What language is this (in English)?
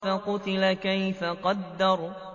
Arabic